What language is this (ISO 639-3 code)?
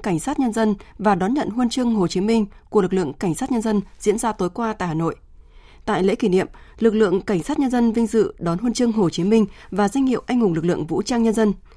vie